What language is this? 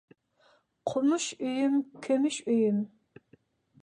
Uyghur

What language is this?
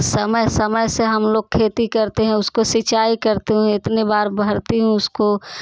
Hindi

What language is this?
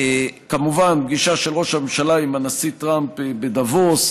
Hebrew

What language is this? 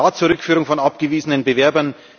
German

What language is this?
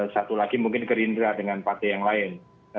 Indonesian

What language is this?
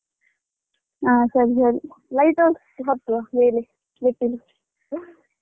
Kannada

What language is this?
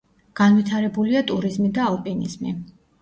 Georgian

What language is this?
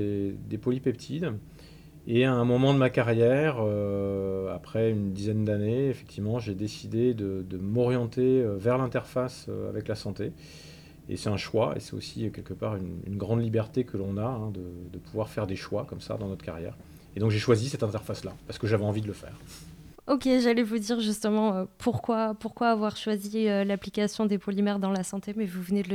French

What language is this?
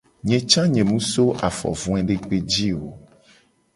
Gen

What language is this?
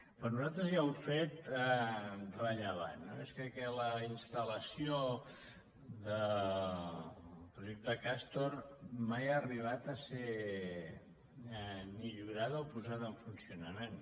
Catalan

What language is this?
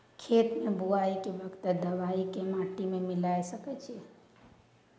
Maithili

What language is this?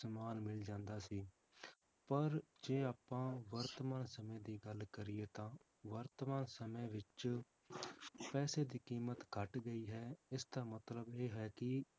Punjabi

